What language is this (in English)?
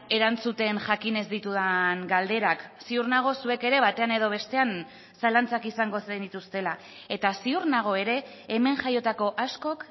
Basque